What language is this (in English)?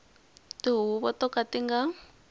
Tsonga